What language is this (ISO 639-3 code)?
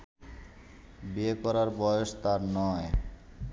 ben